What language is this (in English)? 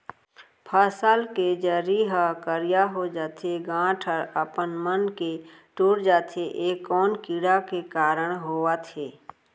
Chhattisgarhi